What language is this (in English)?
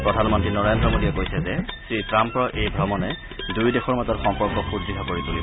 Assamese